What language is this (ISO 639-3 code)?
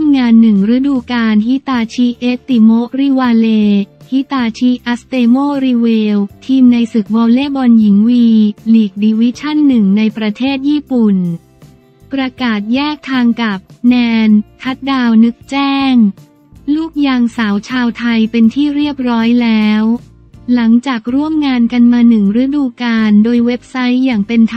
tha